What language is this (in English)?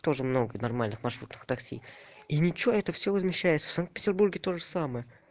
Russian